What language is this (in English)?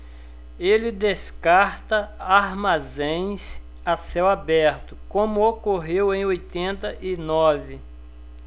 Portuguese